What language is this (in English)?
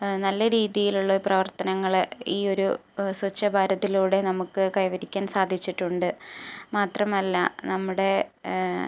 Malayalam